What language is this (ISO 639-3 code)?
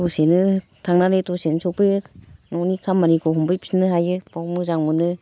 brx